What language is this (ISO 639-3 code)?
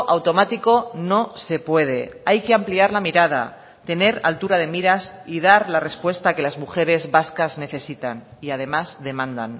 spa